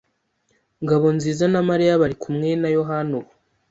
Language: Kinyarwanda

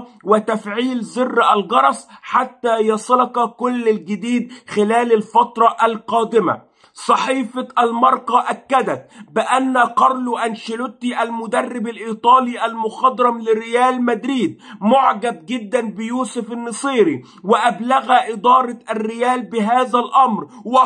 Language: Arabic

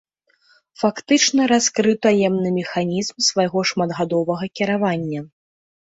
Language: Belarusian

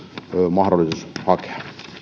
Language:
Finnish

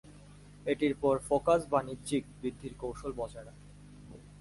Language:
Bangla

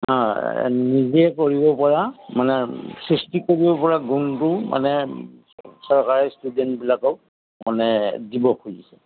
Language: Assamese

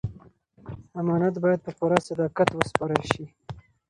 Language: Pashto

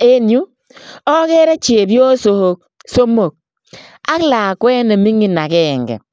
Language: Kalenjin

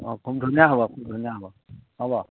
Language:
Assamese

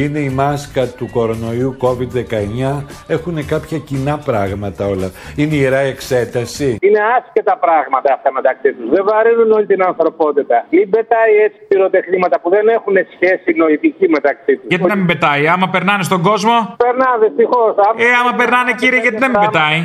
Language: Greek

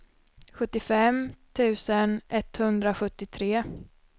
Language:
Swedish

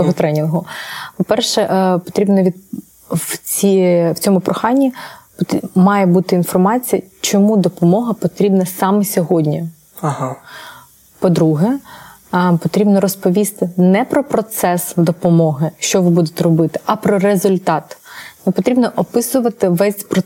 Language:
Ukrainian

